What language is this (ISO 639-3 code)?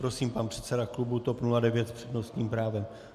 ces